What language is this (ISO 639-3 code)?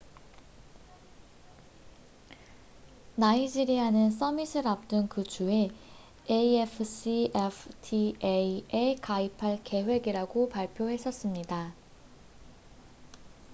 kor